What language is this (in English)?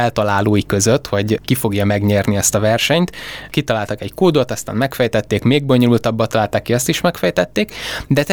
Hungarian